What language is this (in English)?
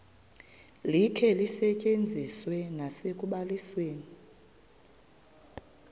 Xhosa